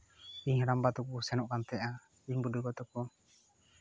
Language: Santali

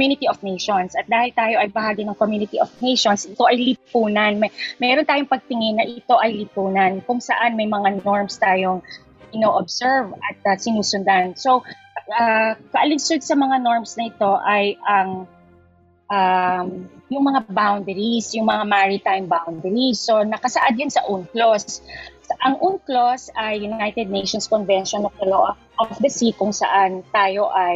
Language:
Filipino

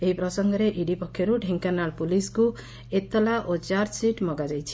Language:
Odia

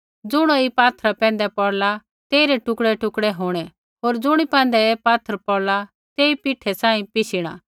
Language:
Kullu Pahari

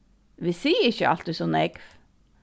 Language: Faroese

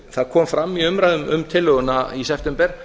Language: Icelandic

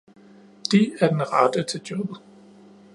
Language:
Danish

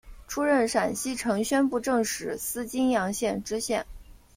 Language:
Chinese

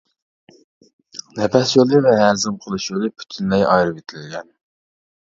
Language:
Uyghur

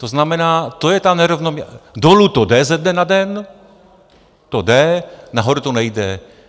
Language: Czech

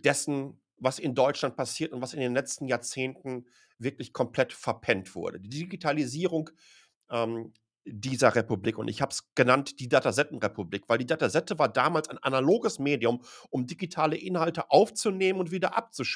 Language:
German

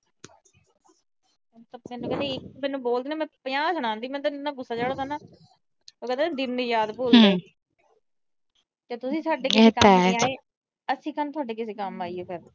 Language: Punjabi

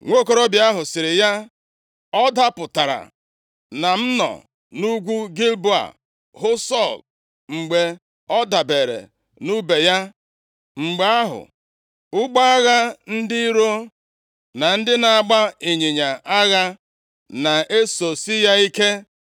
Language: Igbo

